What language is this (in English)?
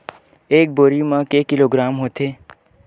Chhattisgarhi